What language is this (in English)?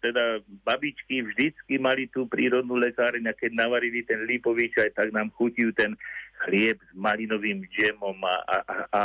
Slovak